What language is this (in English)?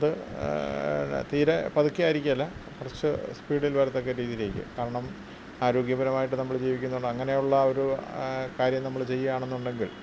Malayalam